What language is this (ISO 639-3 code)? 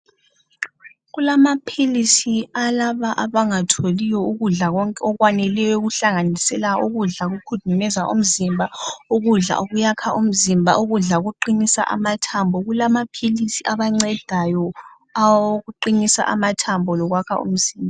nde